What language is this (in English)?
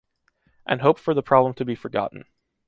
English